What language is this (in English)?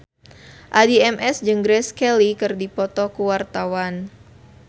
Sundanese